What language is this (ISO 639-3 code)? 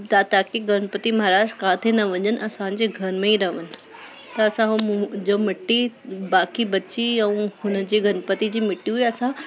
snd